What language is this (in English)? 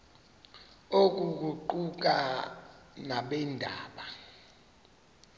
Xhosa